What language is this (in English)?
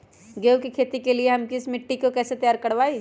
Magahi